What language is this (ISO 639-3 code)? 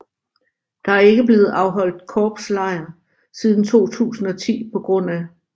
dan